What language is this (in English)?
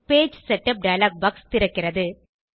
Tamil